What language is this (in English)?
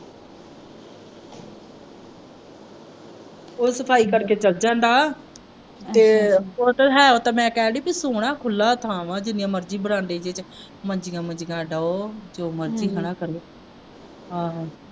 Punjabi